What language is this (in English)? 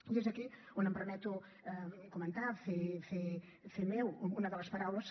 Catalan